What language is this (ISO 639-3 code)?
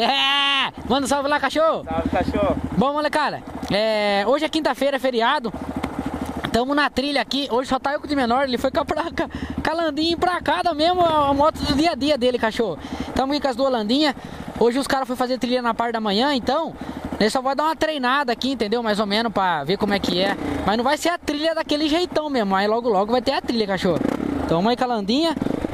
por